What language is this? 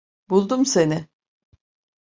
Turkish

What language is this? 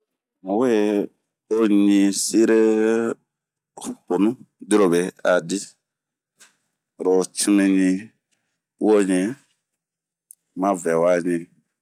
Bomu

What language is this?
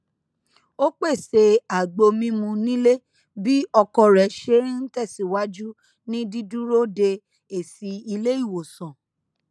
Yoruba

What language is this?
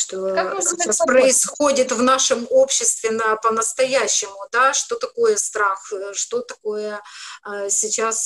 Russian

